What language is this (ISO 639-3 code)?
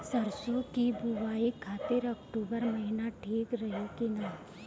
bho